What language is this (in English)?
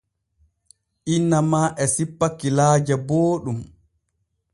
Borgu Fulfulde